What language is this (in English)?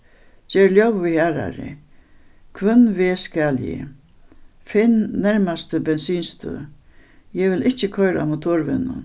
Faroese